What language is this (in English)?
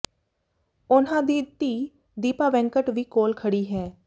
Punjabi